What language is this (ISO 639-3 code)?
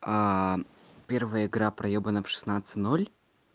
rus